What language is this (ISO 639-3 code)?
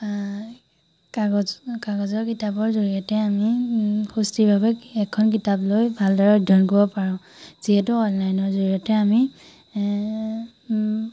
asm